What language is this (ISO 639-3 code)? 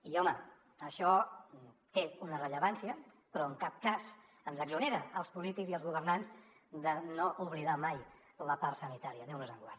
cat